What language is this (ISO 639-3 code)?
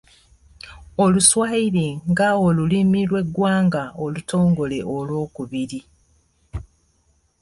lug